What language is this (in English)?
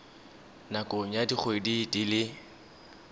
Tswana